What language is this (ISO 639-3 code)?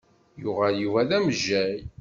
kab